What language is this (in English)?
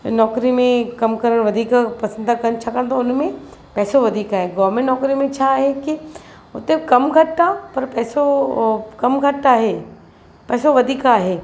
Sindhi